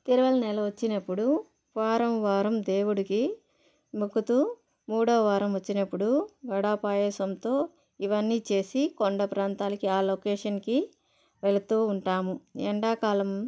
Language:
Telugu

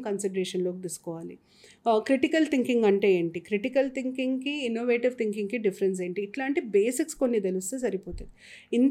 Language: Telugu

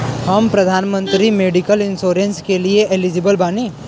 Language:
Bhojpuri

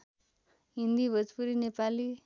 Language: Nepali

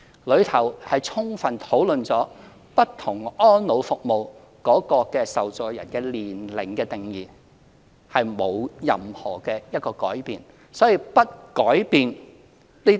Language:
Cantonese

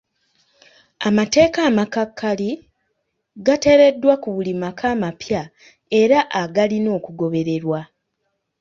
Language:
Ganda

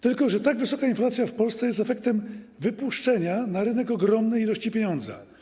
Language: Polish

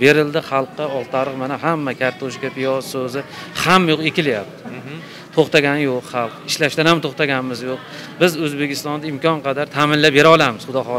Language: Turkish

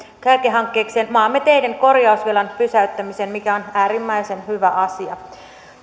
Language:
Finnish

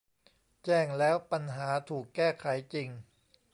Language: Thai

